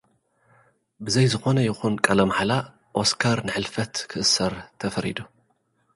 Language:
Tigrinya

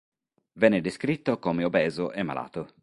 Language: Italian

